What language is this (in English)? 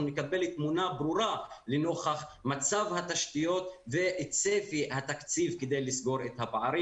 Hebrew